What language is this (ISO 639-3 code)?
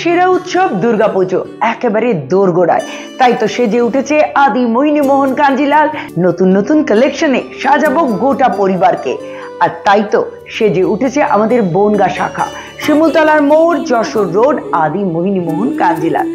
ben